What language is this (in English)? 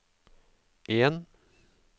Norwegian